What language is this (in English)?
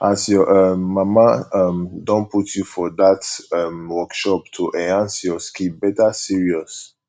Nigerian Pidgin